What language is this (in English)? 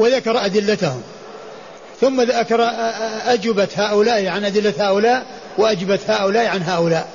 Arabic